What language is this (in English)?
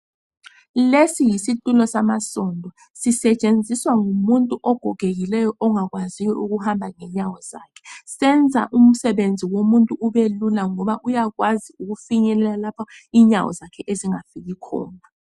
North Ndebele